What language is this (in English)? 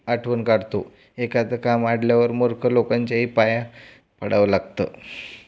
Marathi